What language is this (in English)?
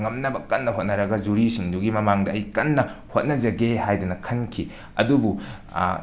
Manipuri